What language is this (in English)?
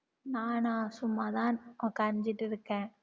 Tamil